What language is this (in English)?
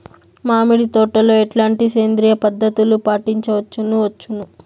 Telugu